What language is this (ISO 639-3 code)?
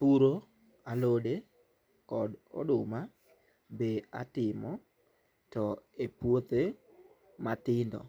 luo